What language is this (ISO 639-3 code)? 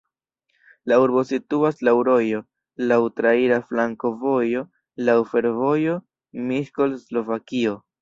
epo